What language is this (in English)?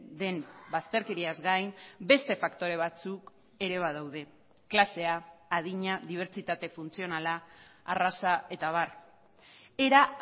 Basque